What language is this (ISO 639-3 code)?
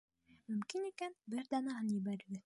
bak